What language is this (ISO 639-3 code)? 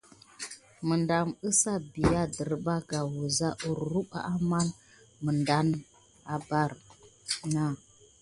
gid